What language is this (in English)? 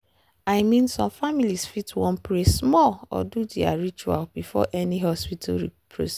Nigerian Pidgin